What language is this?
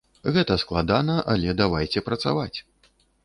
Belarusian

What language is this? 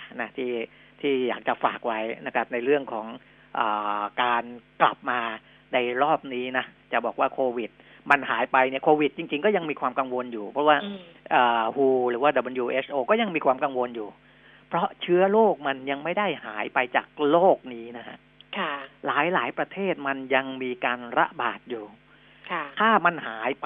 Thai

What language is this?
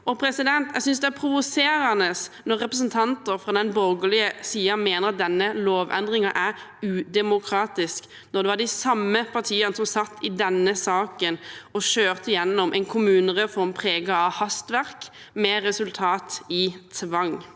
Norwegian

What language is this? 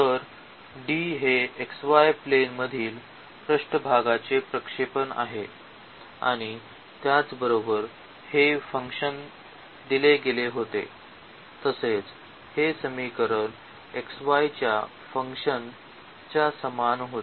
Marathi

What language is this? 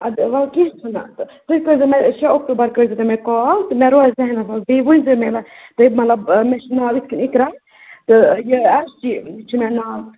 Kashmiri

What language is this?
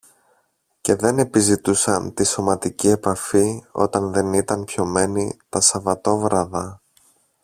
Greek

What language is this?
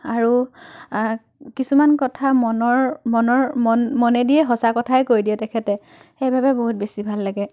Assamese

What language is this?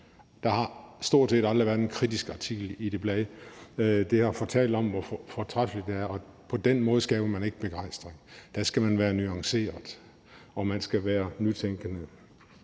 Danish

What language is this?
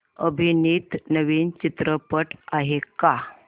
Marathi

